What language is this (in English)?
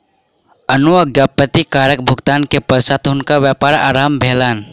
Maithili